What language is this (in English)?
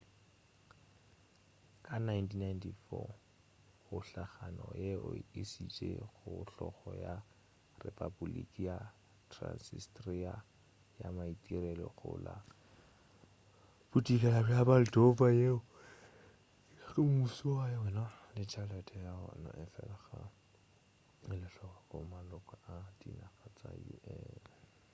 Northern Sotho